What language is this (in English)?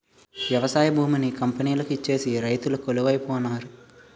Telugu